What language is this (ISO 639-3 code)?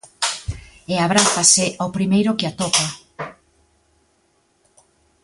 glg